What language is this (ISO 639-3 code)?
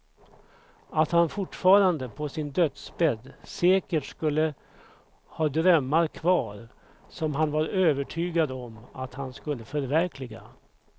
swe